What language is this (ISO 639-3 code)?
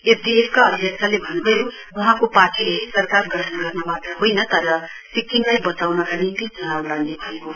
nep